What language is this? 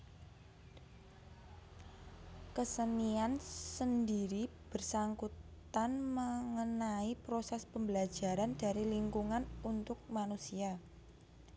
Javanese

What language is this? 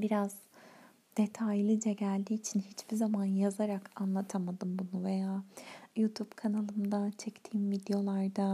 Turkish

